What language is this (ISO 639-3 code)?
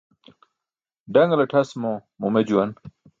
bsk